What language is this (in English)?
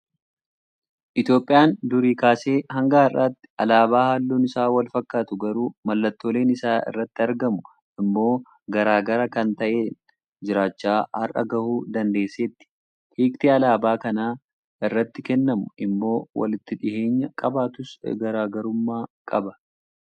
Oromo